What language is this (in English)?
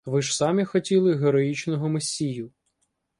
Ukrainian